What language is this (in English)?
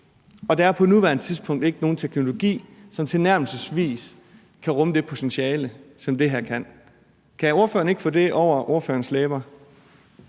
Danish